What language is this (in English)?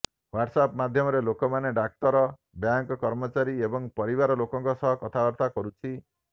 Odia